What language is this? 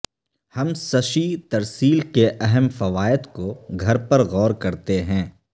Urdu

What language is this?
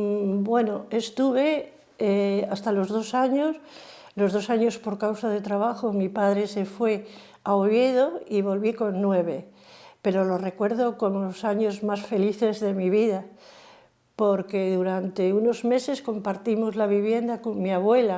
Spanish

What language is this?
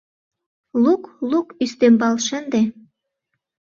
Mari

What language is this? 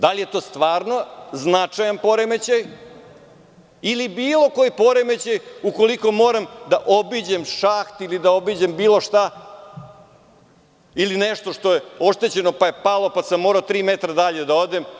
Serbian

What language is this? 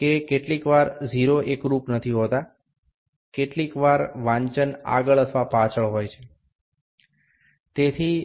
Bangla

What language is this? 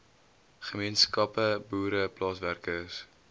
Afrikaans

